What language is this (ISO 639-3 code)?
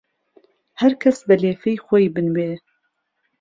ckb